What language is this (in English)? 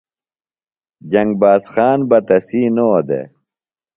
Phalura